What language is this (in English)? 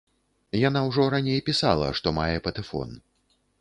Belarusian